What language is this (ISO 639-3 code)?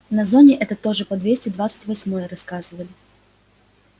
rus